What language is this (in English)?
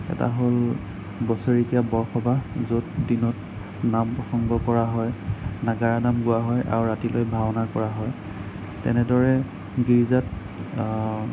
Assamese